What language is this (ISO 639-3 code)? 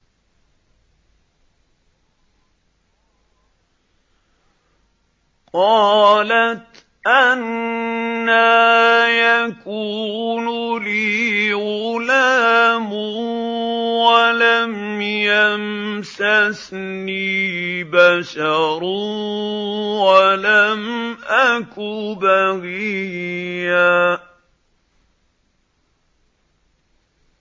ara